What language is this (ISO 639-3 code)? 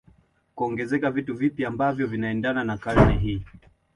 swa